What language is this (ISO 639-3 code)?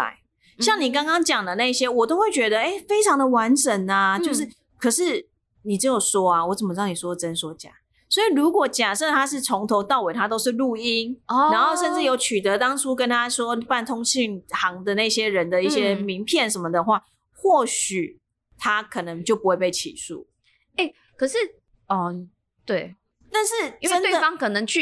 zho